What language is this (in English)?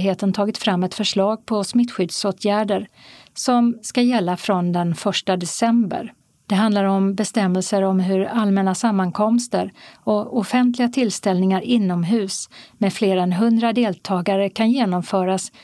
Swedish